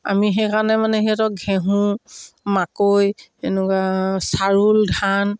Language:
Assamese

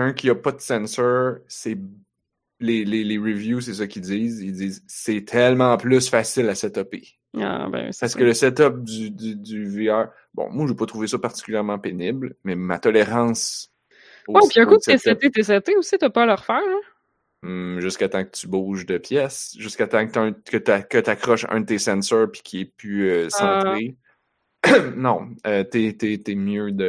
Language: French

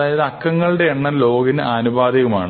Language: Malayalam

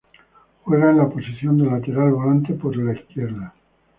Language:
Spanish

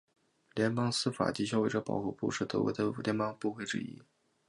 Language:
Chinese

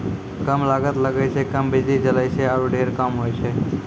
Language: Maithili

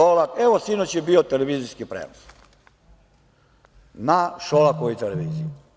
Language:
Serbian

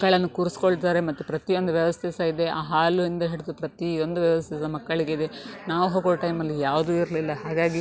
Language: Kannada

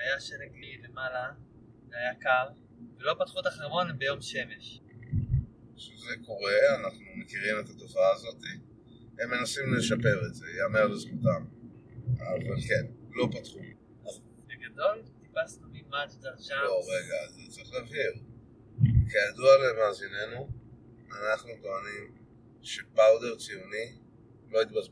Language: Hebrew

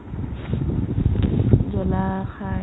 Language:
Assamese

